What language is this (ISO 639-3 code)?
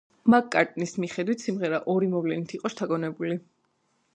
kat